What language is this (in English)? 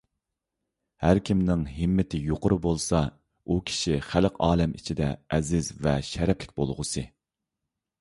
Uyghur